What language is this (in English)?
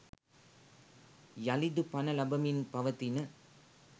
Sinhala